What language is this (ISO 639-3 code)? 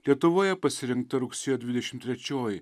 lit